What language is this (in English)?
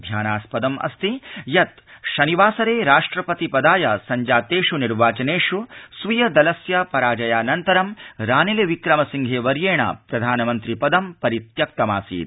Sanskrit